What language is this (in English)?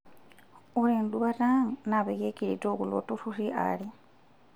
Masai